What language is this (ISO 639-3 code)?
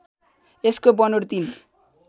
nep